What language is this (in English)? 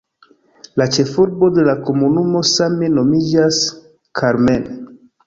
Esperanto